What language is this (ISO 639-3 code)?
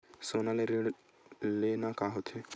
hne